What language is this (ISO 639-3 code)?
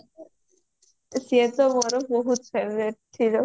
ori